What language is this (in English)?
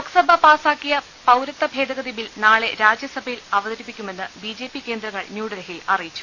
Malayalam